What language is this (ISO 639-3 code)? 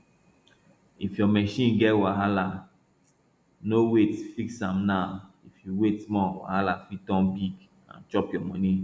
pcm